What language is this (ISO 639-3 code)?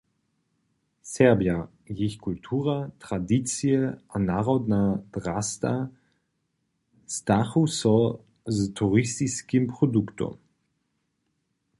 hsb